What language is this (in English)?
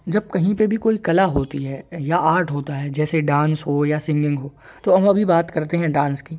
Hindi